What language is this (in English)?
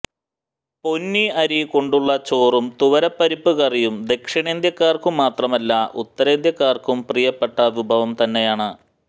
Malayalam